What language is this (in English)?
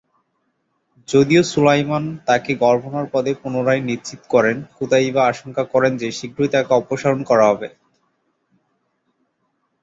Bangla